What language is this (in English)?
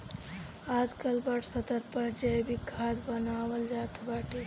Bhojpuri